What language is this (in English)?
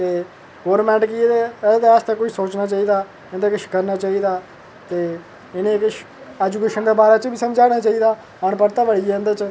Dogri